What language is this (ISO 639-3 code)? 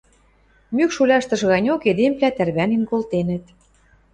mrj